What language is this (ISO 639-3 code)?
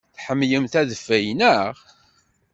kab